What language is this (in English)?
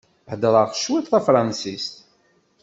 Kabyle